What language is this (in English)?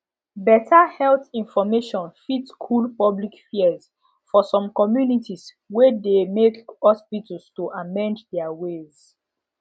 Nigerian Pidgin